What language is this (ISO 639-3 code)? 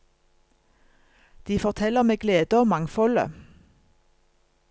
nor